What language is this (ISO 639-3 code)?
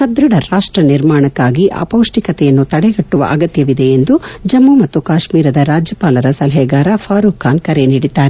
kan